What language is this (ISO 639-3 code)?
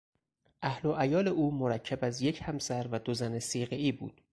fas